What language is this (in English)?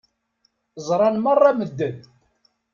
Kabyle